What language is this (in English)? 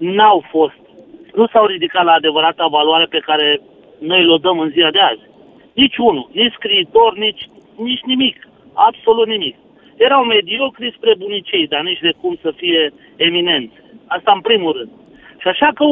Romanian